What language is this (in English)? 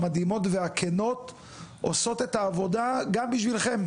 Hebrew